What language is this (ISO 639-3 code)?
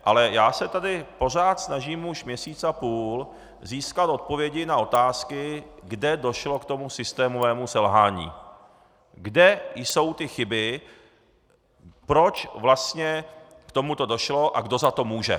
ces